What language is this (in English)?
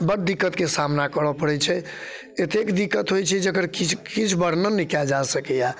Maithili